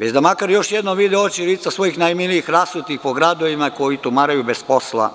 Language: Serbian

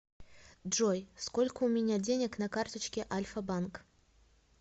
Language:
Russian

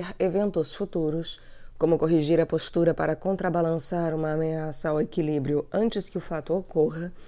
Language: Portuguese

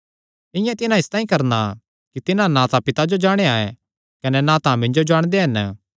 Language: Kangri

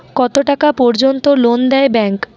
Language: Bangla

